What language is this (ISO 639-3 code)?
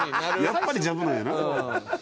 jpn